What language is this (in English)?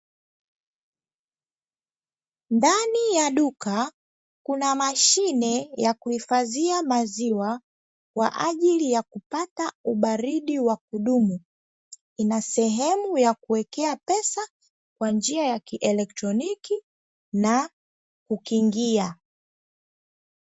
Swahili